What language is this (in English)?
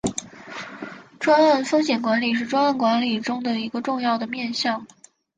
Chinese